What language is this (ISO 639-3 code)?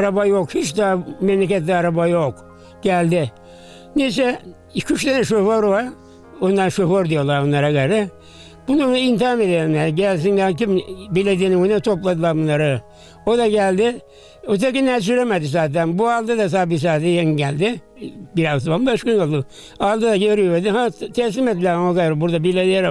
tur